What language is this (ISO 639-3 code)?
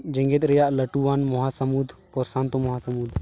sat